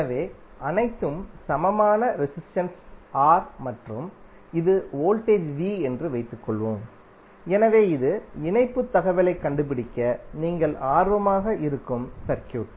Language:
Tamil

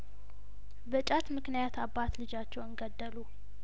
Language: Amharic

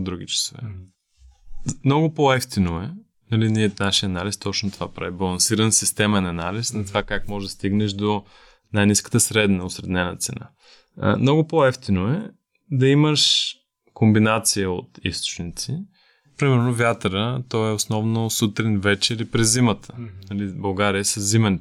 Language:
Bulgarian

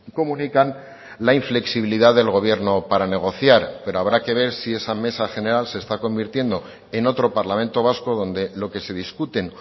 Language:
Spanish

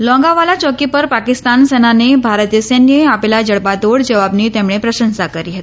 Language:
Gujarati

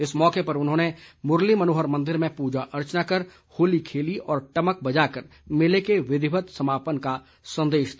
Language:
Hindi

